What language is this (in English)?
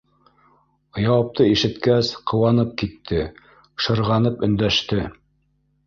Bashkir